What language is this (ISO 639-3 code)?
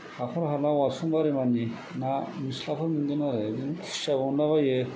brx